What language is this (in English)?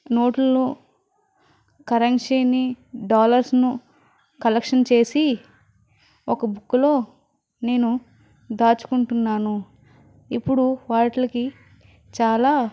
Telugu